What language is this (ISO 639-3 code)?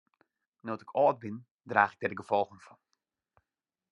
fry